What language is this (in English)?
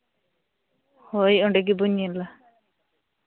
Santali